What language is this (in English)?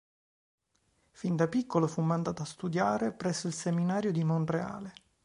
Italian